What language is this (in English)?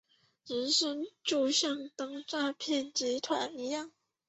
Chinese